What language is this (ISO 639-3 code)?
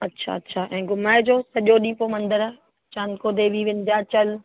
snd